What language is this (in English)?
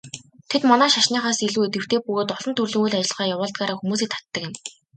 Mongolian